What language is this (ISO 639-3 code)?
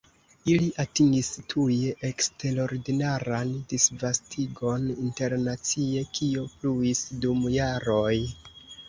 epo